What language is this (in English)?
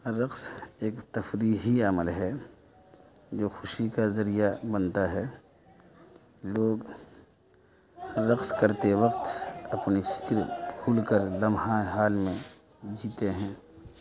Urdu